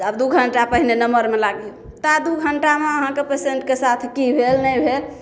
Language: Maithili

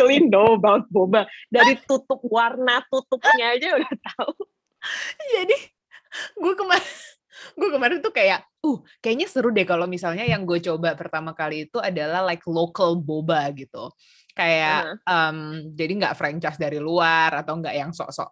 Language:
Indonesian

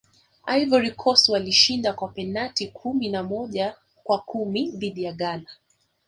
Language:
Swahili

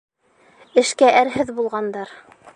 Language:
Bashkir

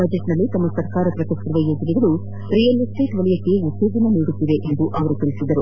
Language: Kannada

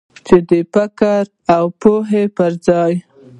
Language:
Pashto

